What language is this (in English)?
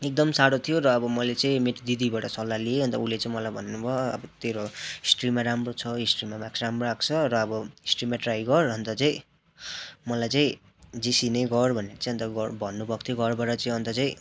Nepali